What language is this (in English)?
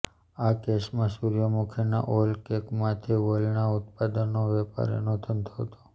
Gujarati